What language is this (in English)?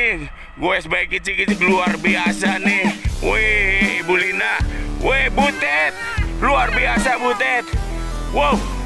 Indonesian